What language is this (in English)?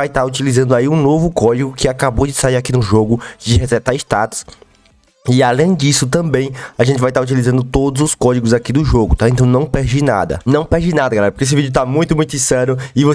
Portuguese